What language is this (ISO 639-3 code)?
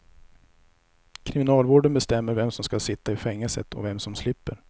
swe